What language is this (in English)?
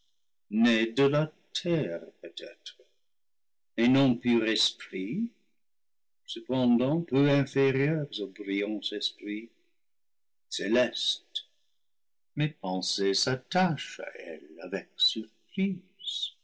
French